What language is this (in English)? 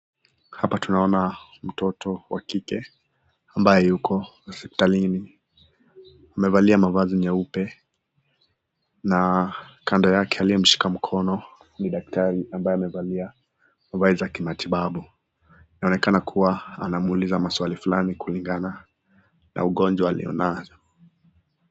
Swahili